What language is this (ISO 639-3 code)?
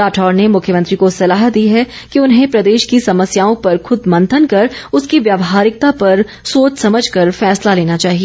hin